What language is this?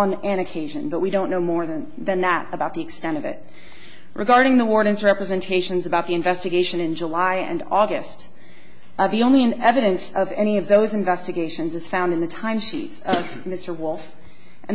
English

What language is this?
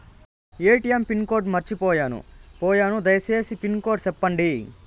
Telugu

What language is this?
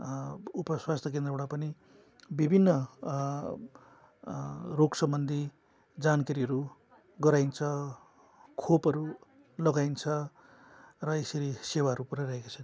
Nepali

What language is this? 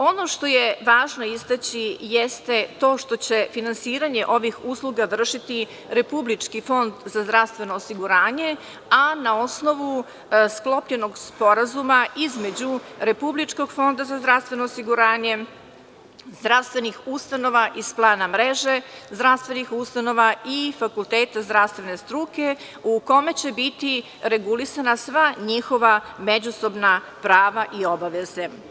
Serbian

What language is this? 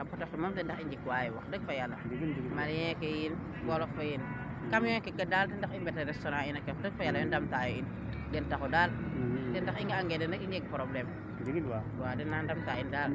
Serer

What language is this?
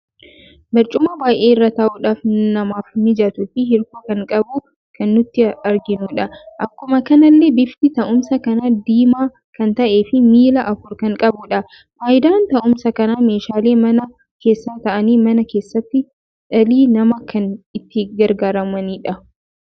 Oromo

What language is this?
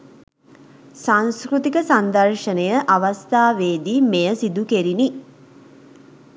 Sinhala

